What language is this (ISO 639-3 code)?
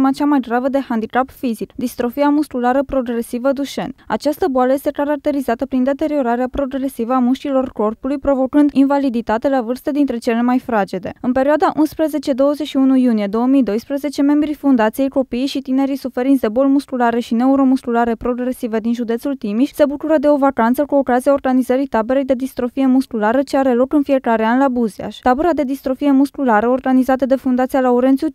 ron